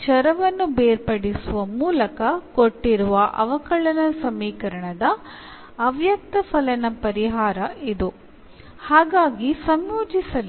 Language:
Malayalam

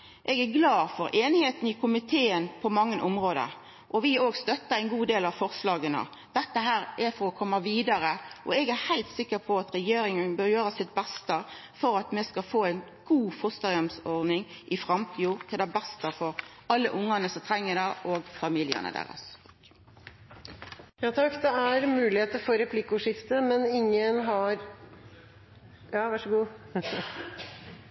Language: Norwegian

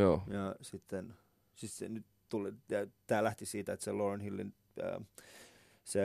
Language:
Finnish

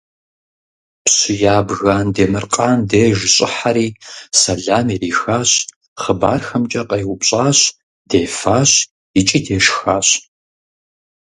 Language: Kabardian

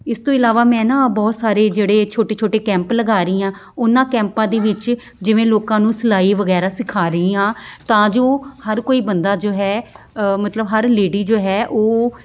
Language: Punjabi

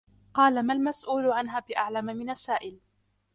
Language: Arabic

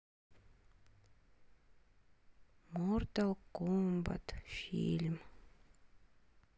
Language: Russian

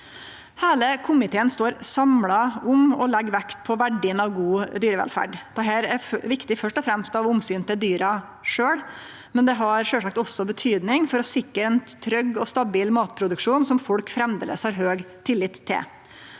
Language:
Norwegian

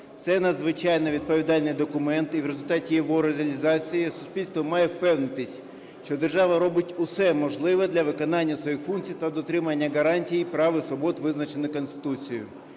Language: Ukrainian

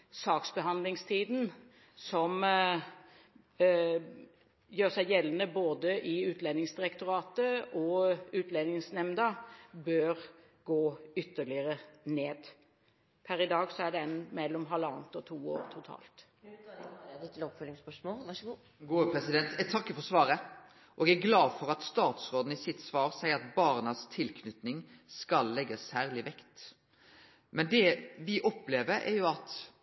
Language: Norwegian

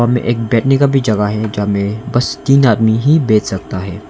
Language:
Hindi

